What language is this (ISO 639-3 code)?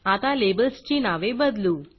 mar